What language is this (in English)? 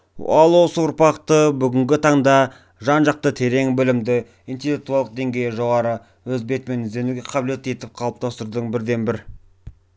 Kazakh